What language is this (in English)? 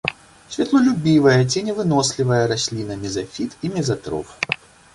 Belarusian